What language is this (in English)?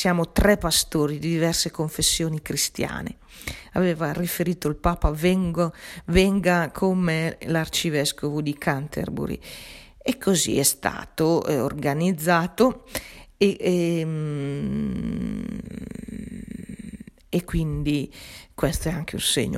Italian